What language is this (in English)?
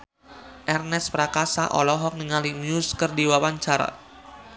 Sundanese